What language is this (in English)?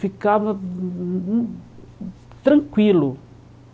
Portuguese